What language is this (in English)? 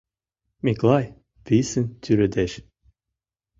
Mari